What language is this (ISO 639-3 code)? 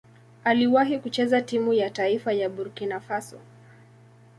swa